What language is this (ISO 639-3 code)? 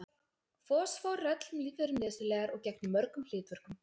isl